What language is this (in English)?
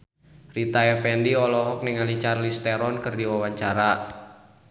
Sundanese